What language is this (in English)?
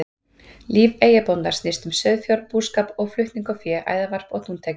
Icelandic